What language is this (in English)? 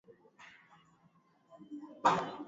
Swahili